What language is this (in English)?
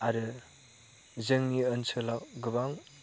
Bodo